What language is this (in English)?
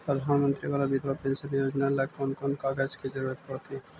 Magahi